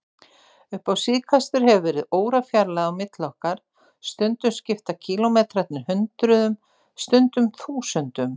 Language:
Icelandic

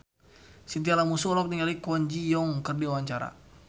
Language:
Sundanese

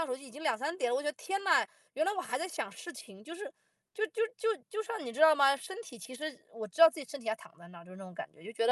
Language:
Chinese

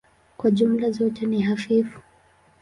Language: Swahili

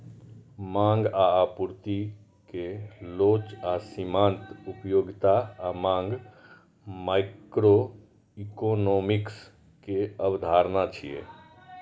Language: Maithili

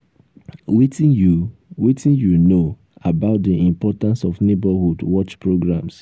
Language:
Nigerian Pidgin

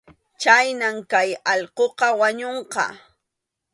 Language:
Arequipa-La Unión Quechua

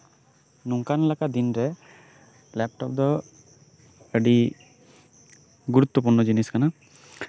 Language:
Santali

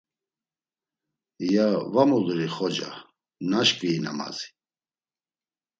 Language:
Laz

